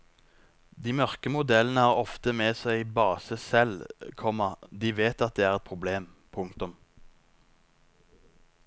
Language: Norwegian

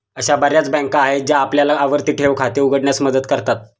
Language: Marathi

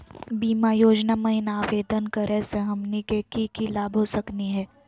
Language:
Magahi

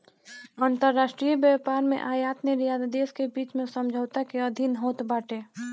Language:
Bhojpuri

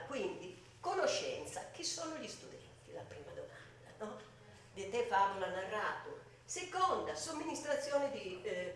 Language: Italian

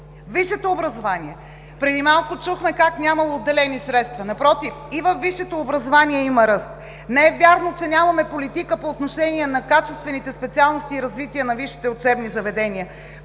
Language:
Bulgarian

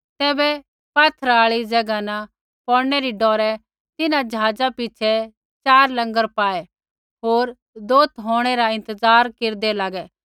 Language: Kullu Pahari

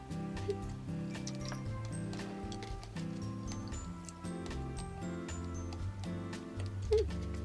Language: Korean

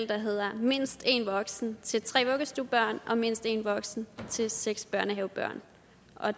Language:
Danish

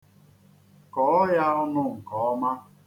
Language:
Igbo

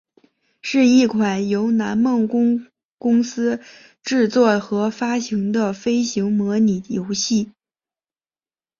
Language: Chinese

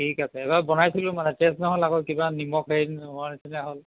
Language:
Assamese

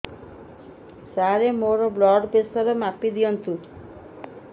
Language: Odia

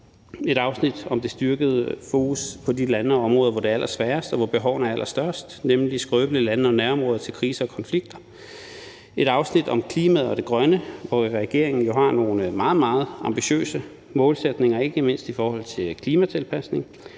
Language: Danish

